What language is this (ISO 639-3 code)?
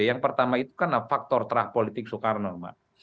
ind